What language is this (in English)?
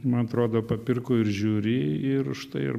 Lithuanian